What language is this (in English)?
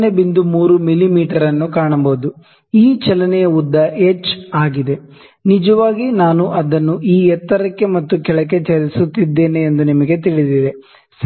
Kannada